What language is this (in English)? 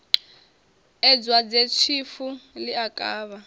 Venda